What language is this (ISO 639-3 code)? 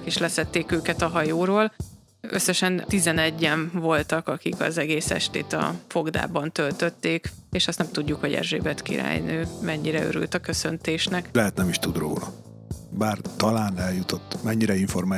hun